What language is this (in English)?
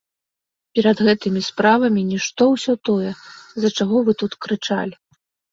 Belarusian